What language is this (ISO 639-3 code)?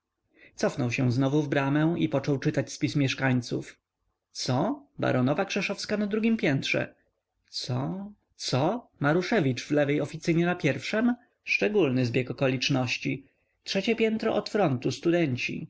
pol